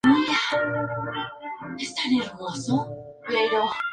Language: Spanish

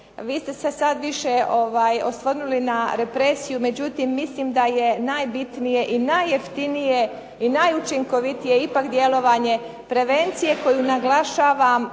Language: Croatian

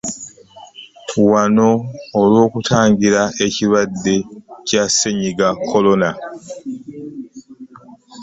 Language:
Ganda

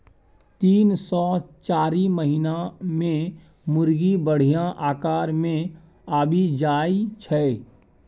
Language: Maithili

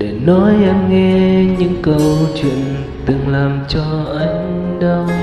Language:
Vietnamese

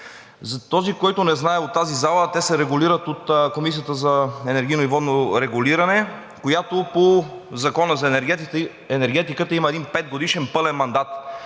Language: Bulgarian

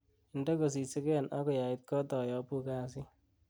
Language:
Kalenjin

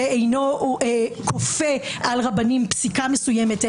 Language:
Hebrew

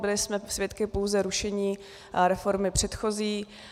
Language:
Czech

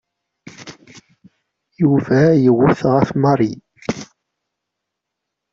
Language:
Kabyle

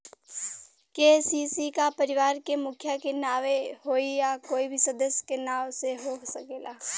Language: Bhojpuri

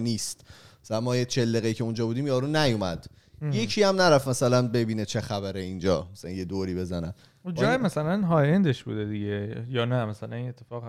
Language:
Persian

